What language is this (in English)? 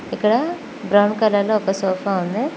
Telugu